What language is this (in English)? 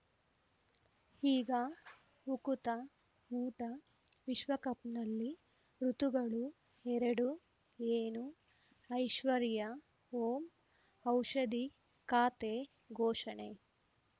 Kannada